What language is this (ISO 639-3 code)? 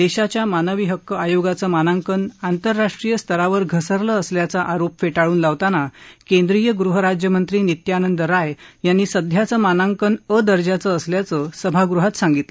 mar